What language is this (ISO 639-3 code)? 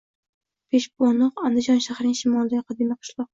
uzb